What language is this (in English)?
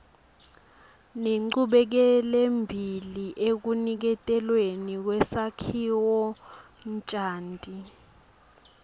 Swati